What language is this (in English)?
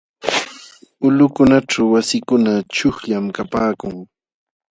Jauja Wanca Quechua